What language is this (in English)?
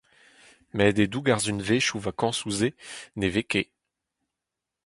Breton